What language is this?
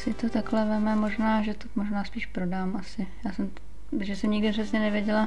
Czech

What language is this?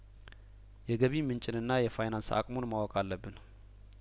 Amharic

